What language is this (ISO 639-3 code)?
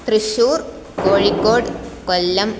san